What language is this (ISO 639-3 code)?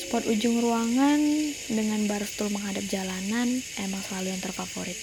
ind